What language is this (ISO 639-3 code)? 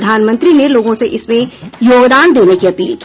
hin